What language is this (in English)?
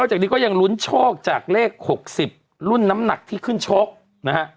Thai